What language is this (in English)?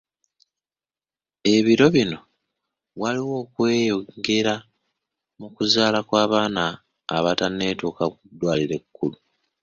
Ganda